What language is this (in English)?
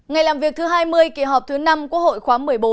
Vietnamese